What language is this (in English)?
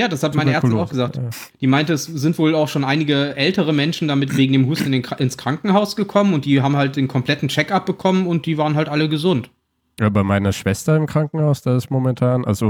German